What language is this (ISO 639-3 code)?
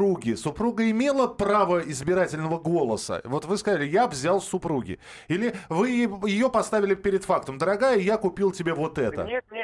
rus